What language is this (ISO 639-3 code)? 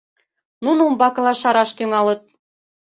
chm